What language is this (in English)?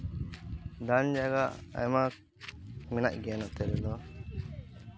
Santali